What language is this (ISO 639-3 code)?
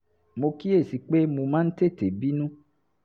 yor